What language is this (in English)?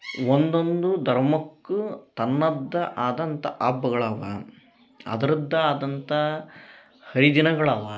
Kannada